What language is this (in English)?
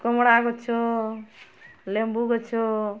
Odia